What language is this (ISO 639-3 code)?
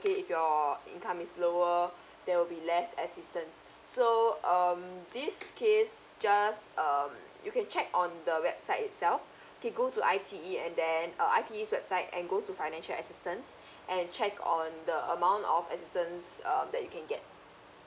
eng